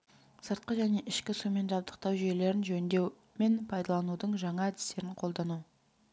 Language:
Kazakh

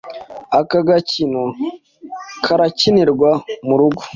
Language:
Kinyarwanda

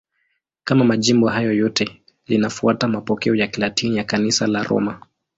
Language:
Swahili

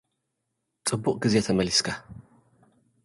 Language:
Tigrinya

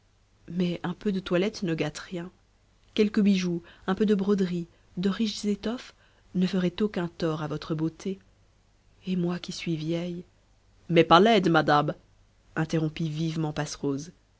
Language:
French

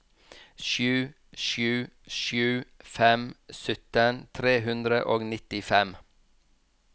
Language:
Norwegian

